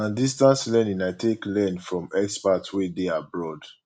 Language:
Nigerian Pidgin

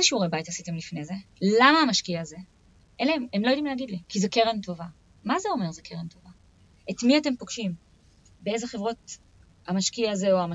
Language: Hebrew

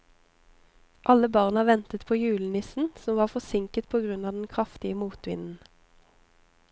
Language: Norwegian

